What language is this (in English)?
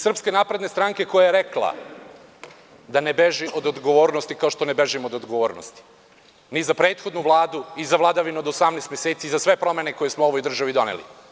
Serbian